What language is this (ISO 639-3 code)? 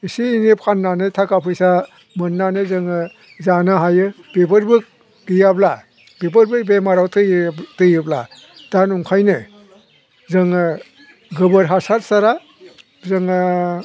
brx